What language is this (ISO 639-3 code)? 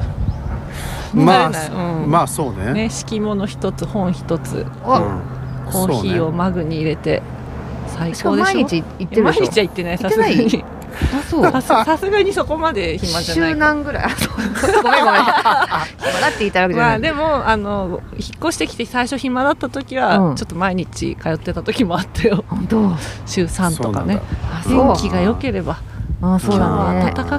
jpn